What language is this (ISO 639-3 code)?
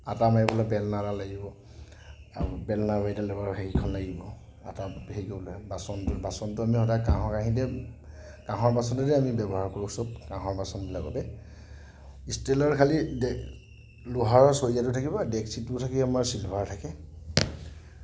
asm